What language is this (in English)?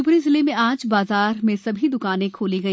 Hindi